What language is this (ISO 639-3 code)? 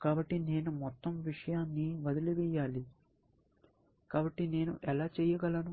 tel